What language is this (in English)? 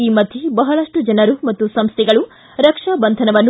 Kannada